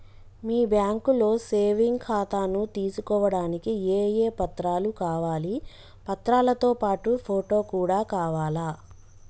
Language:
Telugu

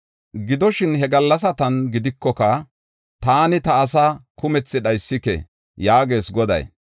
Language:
Gofa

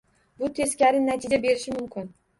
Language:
Uzbek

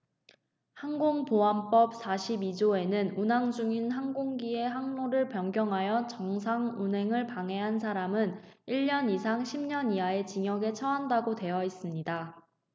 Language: Korean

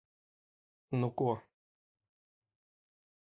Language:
Latvian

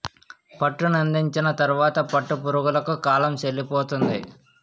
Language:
Telugu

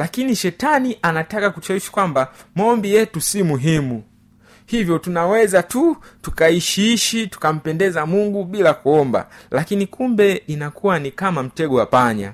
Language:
Swahili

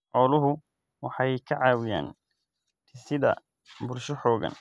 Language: Somali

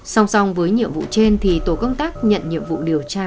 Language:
Vietnamese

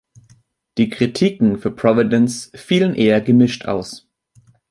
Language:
German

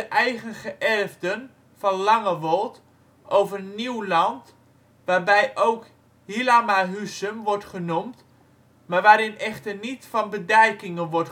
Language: Dutch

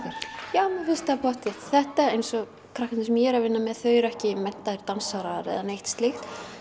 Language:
Icelandic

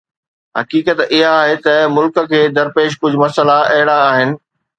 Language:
Sindhi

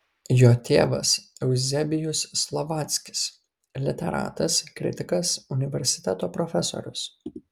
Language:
Lithuanian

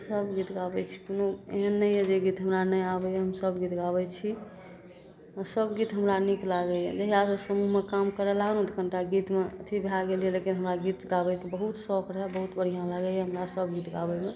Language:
Maithili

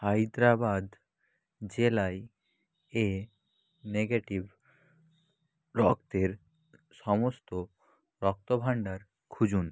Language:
Bangla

